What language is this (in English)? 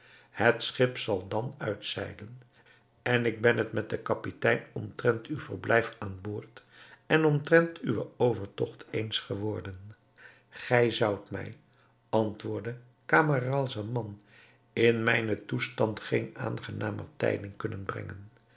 Dutch